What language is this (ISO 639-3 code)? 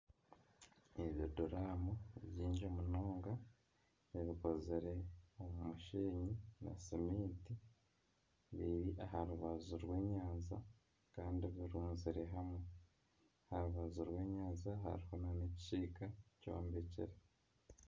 nyn